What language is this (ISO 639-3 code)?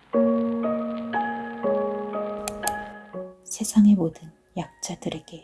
kor